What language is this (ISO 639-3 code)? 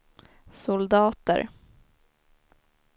swe